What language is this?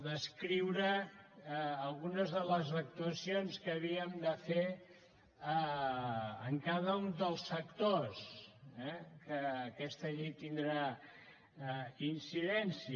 Catalan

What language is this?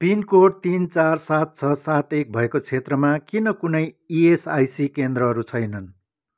Nepali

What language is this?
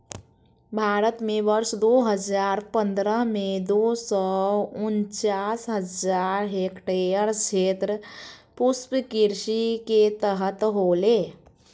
Magahi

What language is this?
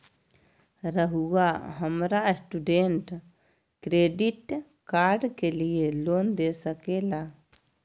Magahi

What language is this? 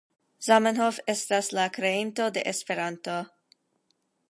Esperanto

